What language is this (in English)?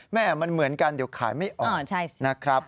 Thai